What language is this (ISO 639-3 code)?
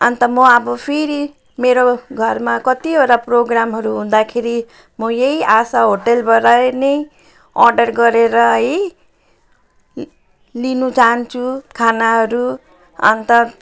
nep